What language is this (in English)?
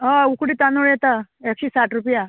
Konkani